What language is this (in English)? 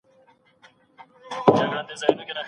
Pashto